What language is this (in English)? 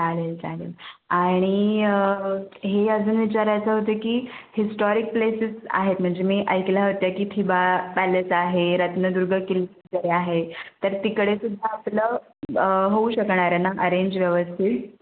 Marathi